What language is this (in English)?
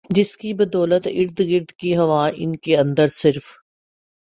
Urdu